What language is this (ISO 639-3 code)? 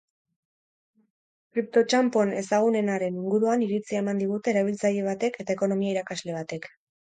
eus